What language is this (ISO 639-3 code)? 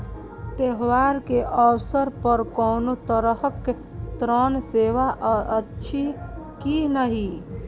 mai